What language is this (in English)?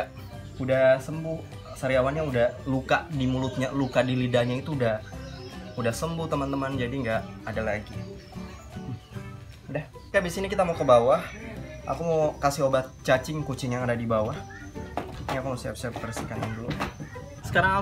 Indonesian